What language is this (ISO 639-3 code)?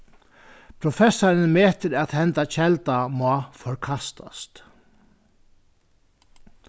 fao